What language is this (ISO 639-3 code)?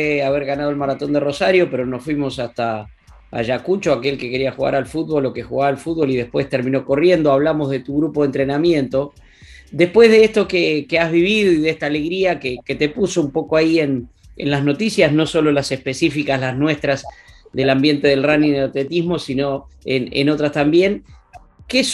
spa